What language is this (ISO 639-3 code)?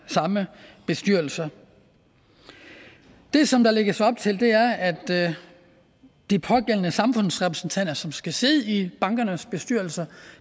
dan